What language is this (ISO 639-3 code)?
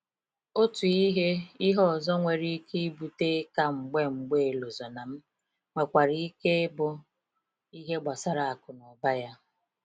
ibo